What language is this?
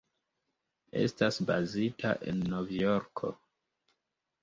Esperanto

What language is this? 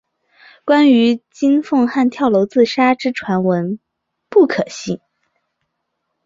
Chinese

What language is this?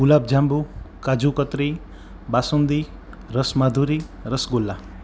Gujarati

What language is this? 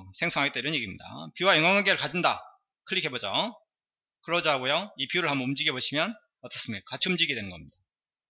Korean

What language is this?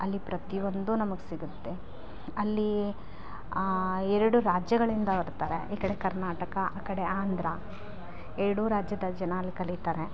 Kannada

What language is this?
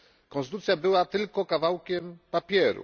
Polish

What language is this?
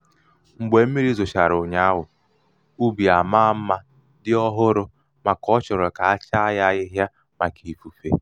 Igbo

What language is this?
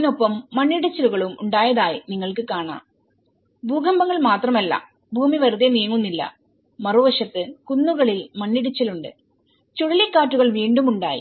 Malayalam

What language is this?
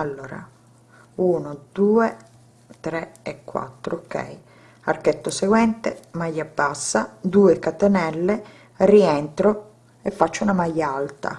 Italian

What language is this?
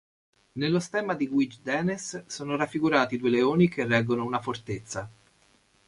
Italian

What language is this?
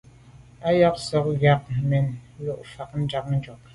Medumba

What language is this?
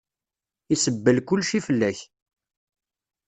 Kabyle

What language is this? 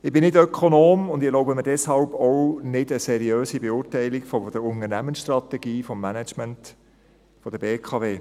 Swiss German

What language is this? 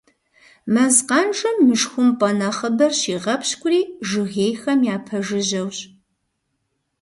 Kabardian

